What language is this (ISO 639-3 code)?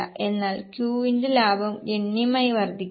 mal